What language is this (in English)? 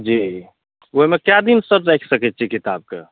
Maithili